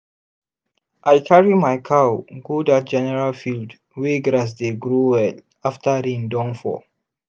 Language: Nigerian Pidgin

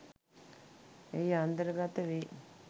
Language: Sinhala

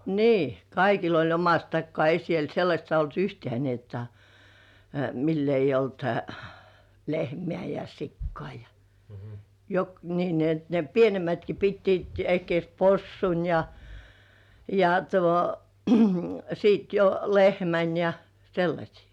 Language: Finnish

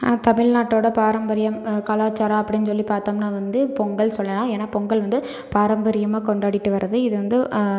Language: Tamil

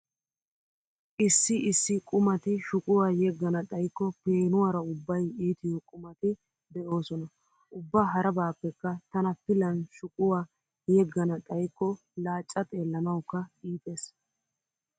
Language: Wolaytta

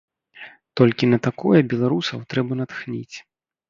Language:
Belarusian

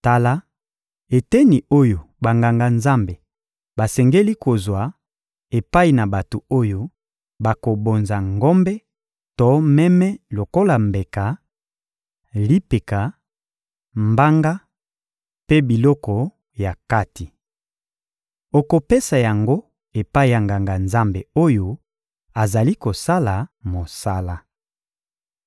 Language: Lingala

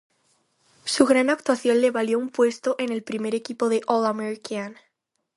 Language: Spanish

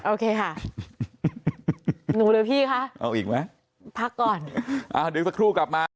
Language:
Thai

